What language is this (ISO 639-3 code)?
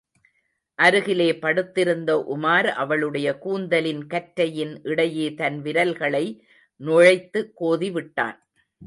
tam